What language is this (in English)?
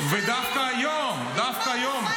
Hebrew